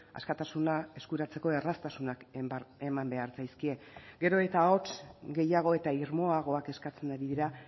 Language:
Basque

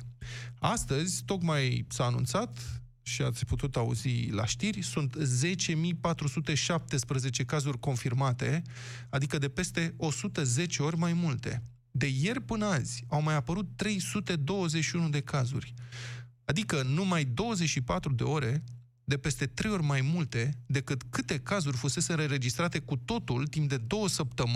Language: Romanian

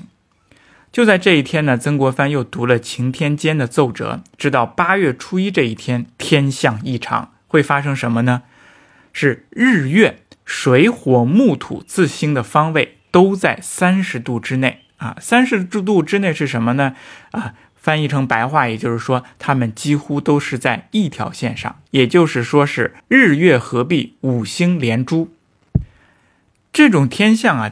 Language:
Chinese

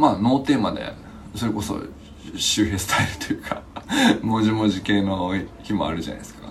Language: Japanese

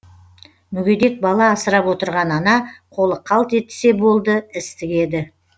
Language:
Kazakh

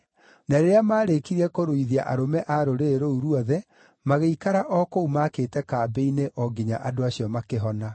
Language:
Kikuyu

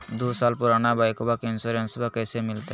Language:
Magahi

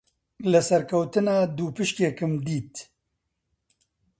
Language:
Central Kurdish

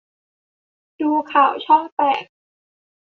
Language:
Thai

